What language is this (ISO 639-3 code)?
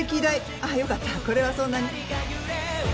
jpn